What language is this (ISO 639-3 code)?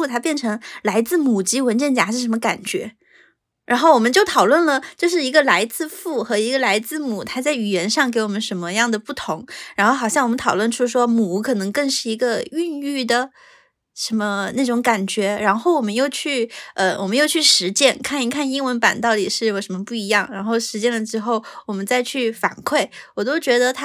zho